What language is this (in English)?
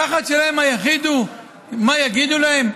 Hebrew